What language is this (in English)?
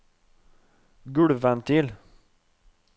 Norwegian